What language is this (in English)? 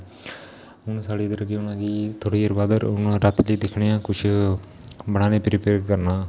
Dogri